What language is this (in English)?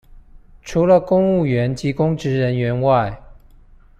Chinese